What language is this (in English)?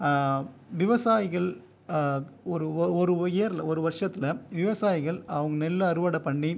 Tamil